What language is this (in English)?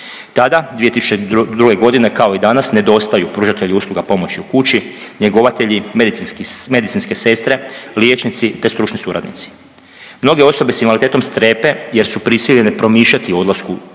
Croatian